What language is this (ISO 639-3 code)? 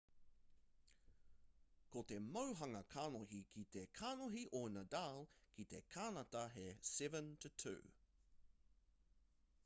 mri